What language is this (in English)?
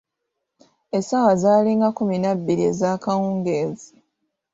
Ganda